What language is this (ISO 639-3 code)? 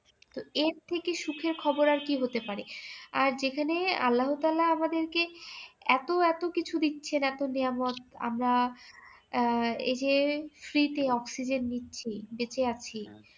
ben